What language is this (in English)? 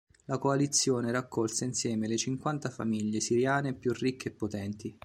Italian